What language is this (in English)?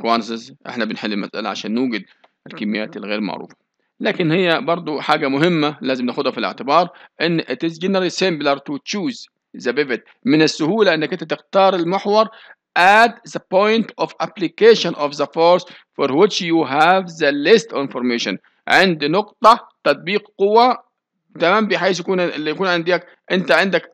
Arabic